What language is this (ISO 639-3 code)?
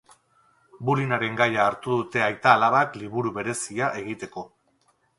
eus